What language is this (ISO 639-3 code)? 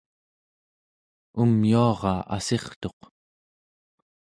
esu